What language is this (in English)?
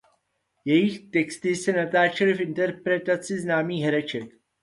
Czech